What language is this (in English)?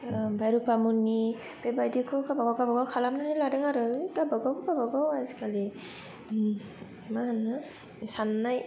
Bodo